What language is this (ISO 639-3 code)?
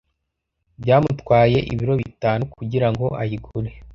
kin